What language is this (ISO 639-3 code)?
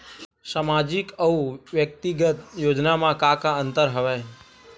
hne